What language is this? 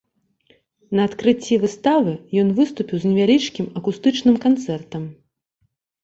Belarusian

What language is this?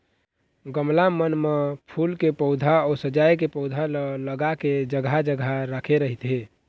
Chhattisgarhi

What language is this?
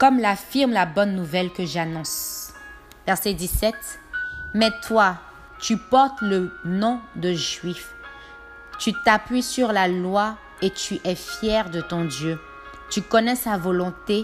French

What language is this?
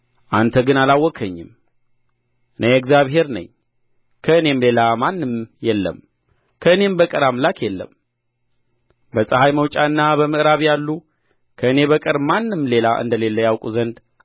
Amharic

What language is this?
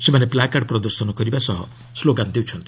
Odia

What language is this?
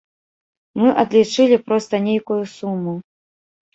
Belarusian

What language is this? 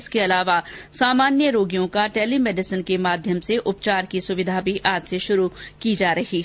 Hindi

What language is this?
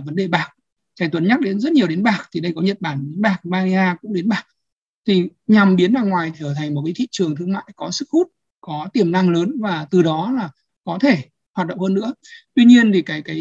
Vietnamese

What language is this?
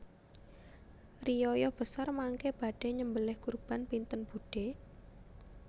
Javanese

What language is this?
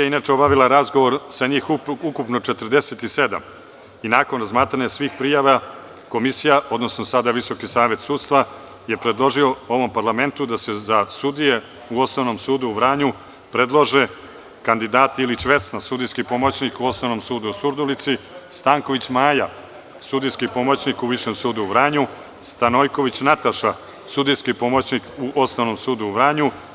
Serbian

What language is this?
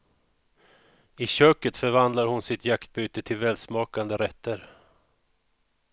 Swedish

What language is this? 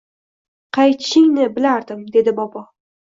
Uzbek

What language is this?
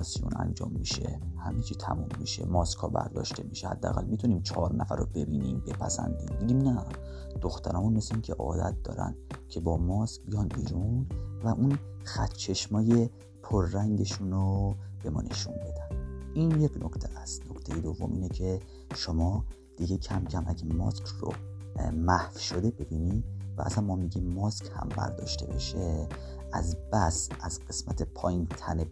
Persian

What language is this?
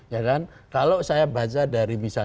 Indonesian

